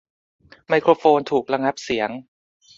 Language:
Thai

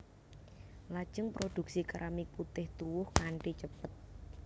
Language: Javanese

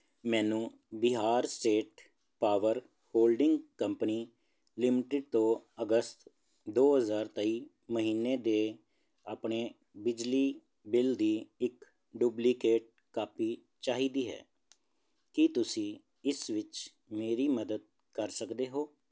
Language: Punjabi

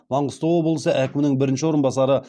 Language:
Kazakh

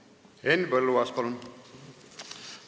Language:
Estonian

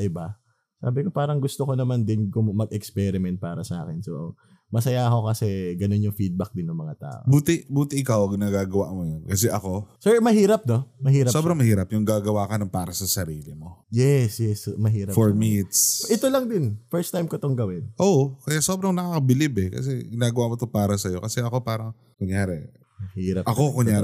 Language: Filipino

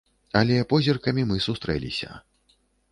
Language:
Belarusian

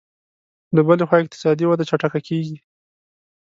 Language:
Pashto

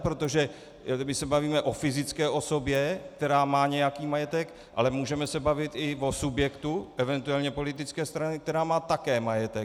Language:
Czech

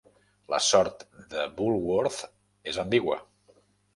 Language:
Catalan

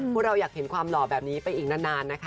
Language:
Thai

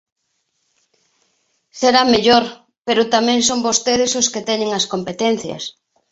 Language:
Galician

